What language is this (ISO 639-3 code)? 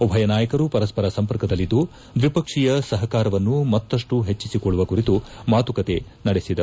kan